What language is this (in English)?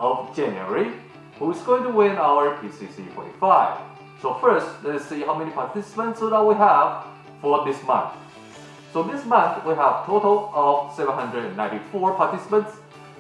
English